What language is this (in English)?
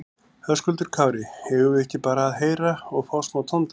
Icelandic